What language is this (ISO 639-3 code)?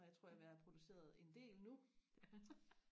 dan